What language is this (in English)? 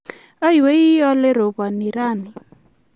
Kalenjin